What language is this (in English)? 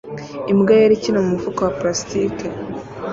Kinyarwanda